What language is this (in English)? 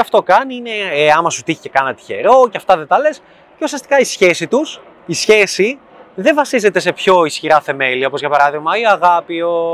Greek